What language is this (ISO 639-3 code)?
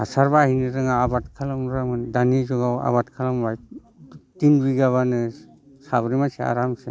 brx